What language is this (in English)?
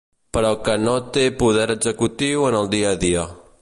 Catalan